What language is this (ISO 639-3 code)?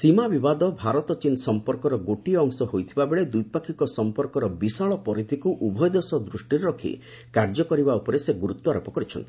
ori